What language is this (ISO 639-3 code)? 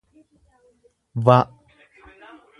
orm